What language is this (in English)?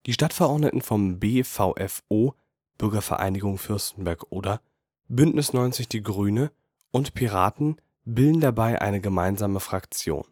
German